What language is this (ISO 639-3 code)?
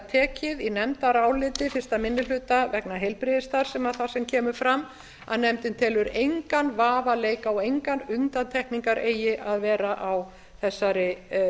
isl